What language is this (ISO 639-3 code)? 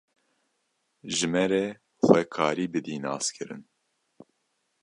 kur